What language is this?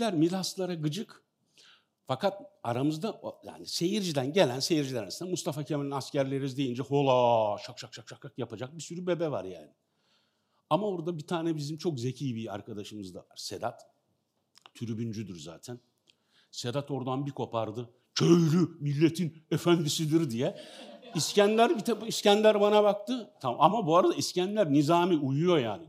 Turkish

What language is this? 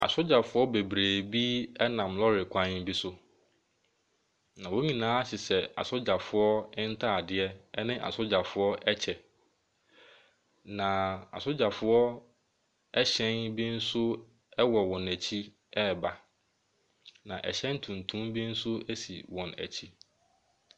Akan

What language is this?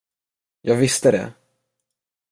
Swedish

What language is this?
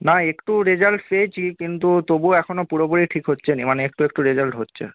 Bangla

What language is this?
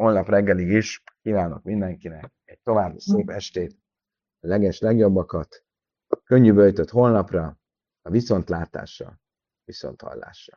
Hungarian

